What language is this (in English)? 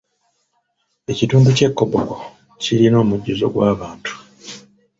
Ganda